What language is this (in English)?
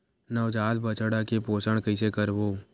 Chhattisgarhi